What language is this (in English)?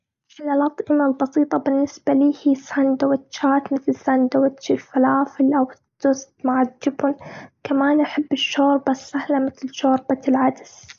Gulf Arabic